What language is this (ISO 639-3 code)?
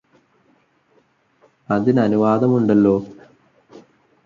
mal